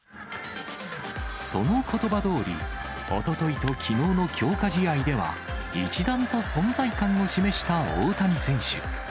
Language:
Japanese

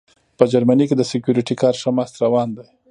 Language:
Pashto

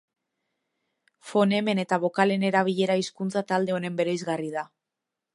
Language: Basque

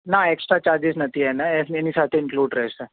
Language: Gujarati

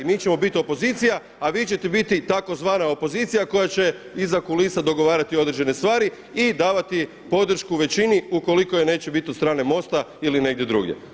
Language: Croatian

